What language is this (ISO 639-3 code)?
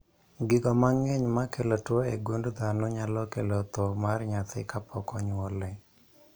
luo